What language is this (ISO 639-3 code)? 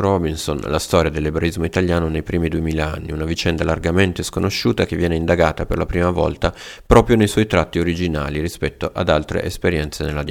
ita